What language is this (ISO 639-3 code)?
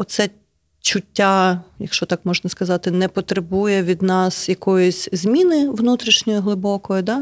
ukr